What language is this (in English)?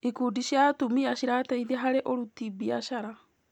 Kikuyu